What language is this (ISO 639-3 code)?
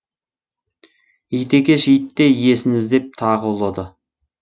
kaz